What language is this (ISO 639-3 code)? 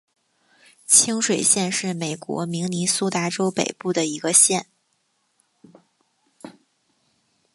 zho